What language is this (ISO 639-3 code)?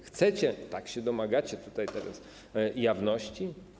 pol